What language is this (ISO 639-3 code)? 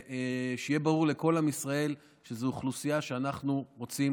heb